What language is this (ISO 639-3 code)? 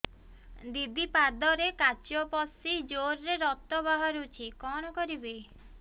ori